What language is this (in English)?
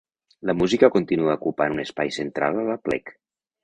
Catalan